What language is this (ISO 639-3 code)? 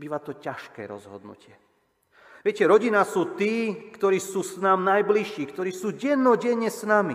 slk